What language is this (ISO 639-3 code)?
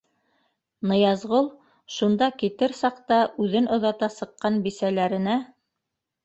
bak